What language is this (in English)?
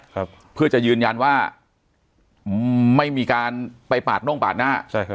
Thai